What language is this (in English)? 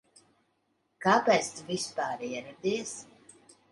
Latvian